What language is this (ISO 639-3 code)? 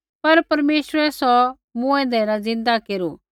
kfx